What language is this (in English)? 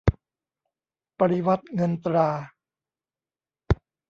Thai